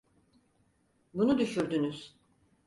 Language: Turkish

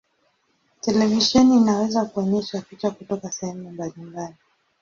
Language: Swahili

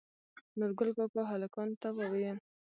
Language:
Pashto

